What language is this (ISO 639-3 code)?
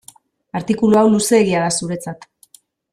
eus